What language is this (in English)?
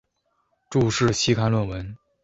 Chinese